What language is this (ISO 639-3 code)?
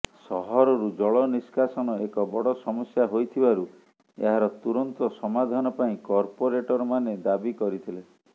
ori